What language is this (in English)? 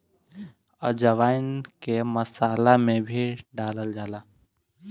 Bhojpuri